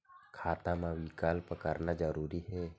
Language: Chhattisgarhi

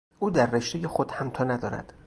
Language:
Persian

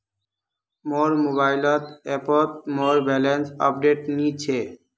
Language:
Magahi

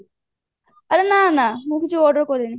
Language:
Odia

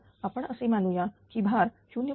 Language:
Marathi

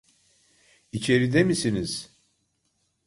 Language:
Turkish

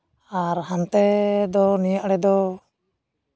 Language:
Santali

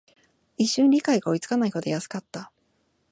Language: Japanese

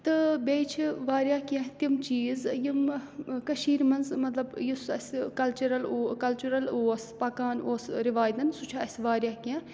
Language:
Kashmiri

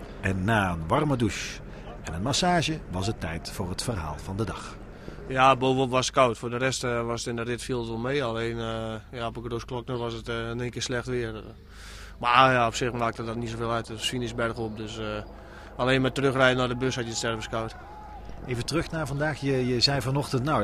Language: Dutch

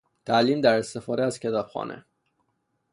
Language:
Persian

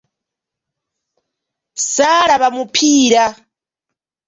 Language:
Ganda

